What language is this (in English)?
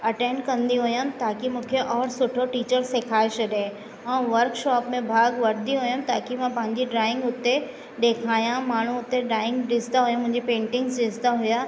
Sindhi